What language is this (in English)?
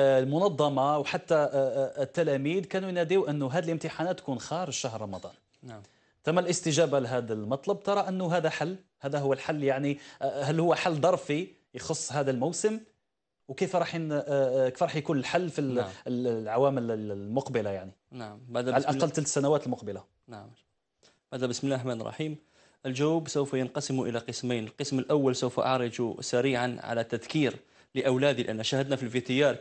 Arabic